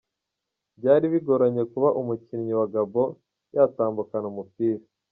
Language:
Kinyarwanda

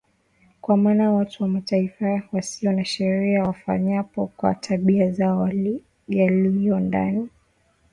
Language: Swahili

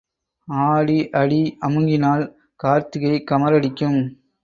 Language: Tamil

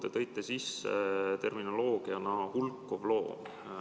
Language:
Estonian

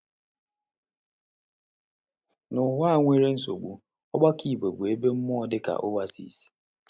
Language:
Igbo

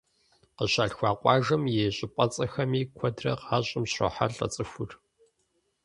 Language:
Kabardian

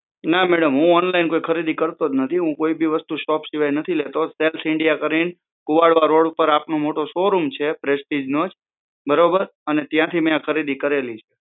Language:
Gujarati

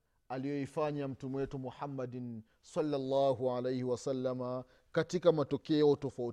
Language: Swahili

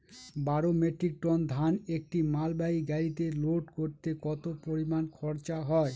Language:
Bangla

